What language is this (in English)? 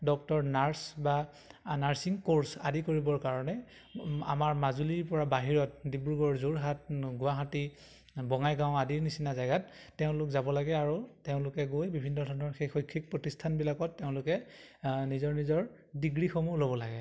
Assamese